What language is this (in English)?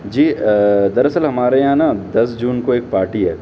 Urdu